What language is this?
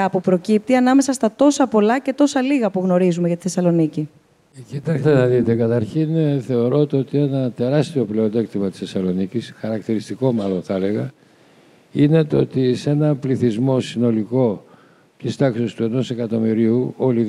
Greek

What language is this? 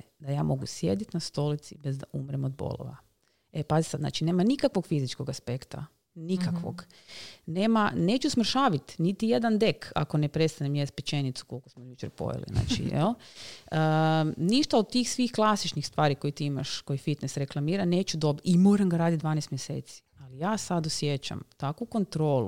Croatian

